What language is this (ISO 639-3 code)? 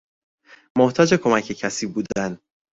fas